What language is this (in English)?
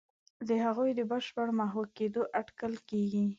Pashto